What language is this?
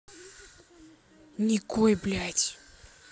Russian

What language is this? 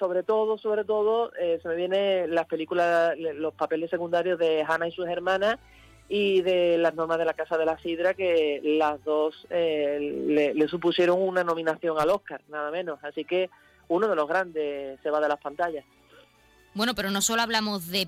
Spanish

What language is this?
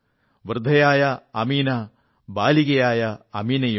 Malayalam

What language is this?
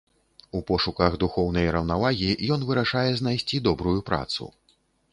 Belarusian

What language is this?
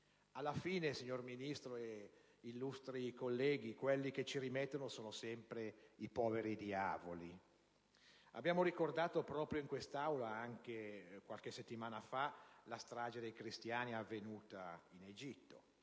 Italian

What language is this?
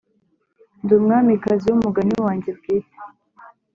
Kinyarwanda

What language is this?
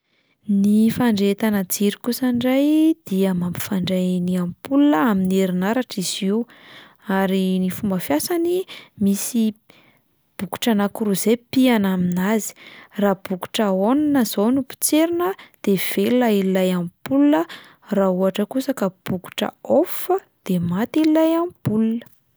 Malagasy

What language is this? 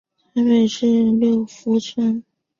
Chinese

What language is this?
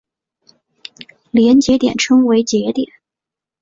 Chinese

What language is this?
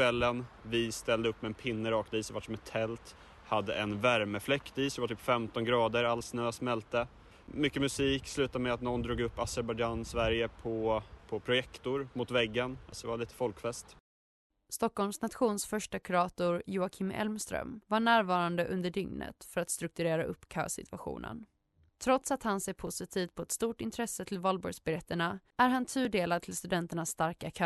Swedish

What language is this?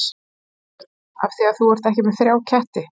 Icelandic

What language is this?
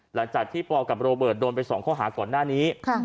Thai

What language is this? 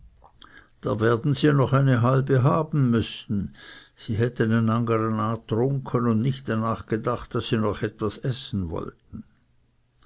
German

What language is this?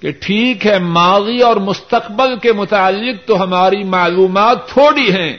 Urdu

